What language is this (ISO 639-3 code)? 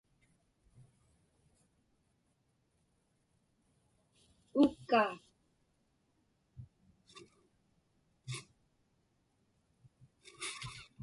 ipk